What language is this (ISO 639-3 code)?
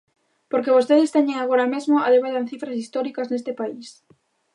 glg